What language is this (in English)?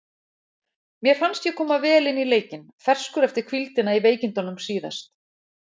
Icelandic